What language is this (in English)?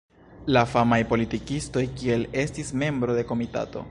Esperanto